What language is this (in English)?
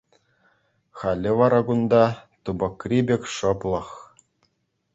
Chuvash